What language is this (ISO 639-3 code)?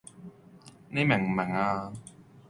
yue